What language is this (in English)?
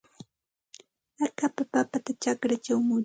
Santa Ana de Tusi Pasco Quechua